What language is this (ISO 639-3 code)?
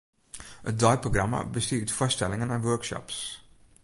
fry